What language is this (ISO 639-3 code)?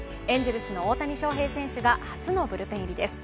jpn